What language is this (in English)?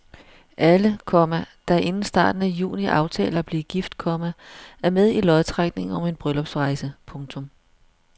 Danish